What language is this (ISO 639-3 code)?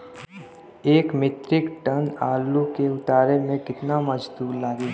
bho